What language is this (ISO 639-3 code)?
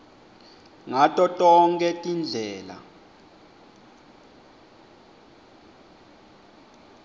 ssw